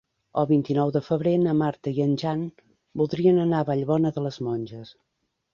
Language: Catalan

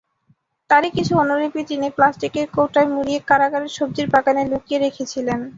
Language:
Bangla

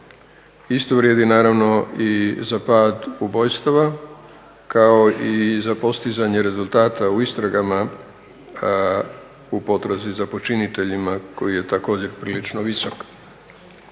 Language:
Croatian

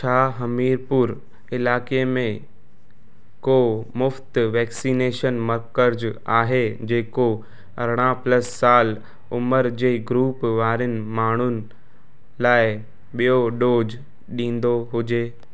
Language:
Sindhi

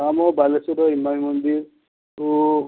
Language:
Odia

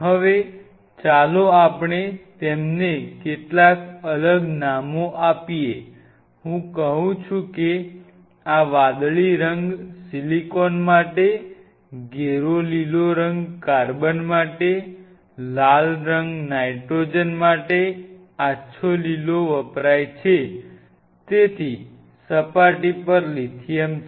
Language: Gujarati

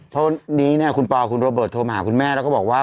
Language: Thai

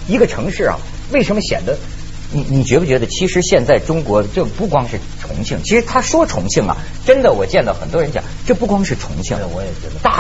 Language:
Chinese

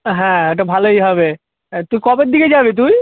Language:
Bangla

